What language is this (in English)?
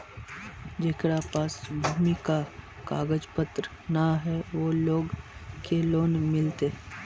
Magahi